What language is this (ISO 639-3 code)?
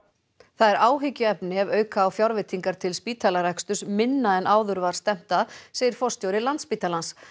isl